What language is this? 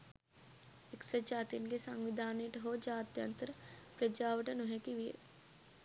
Sinhala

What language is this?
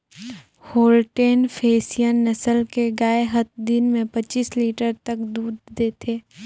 Chhattisgarhi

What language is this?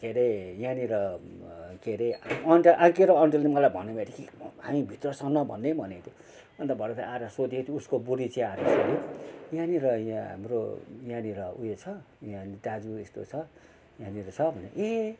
Nepali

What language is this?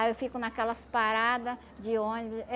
Portuguese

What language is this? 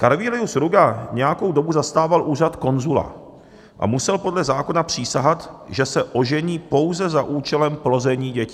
Czech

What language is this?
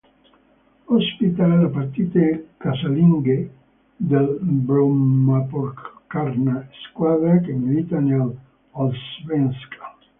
Italian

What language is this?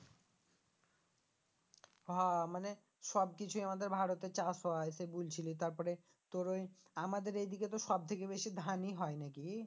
Bangla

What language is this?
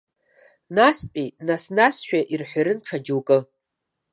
Abkhazian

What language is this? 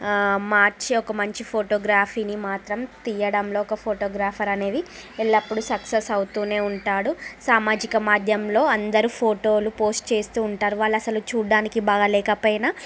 Telugu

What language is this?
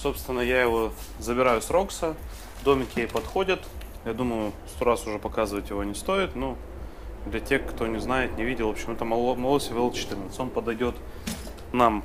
Russian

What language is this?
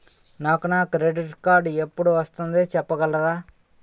Telugu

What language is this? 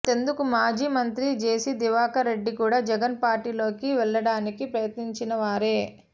Telugu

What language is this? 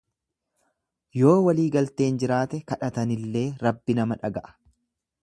Oromo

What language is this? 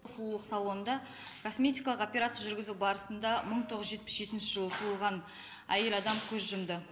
Kazakh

